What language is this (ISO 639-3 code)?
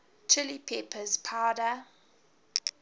eng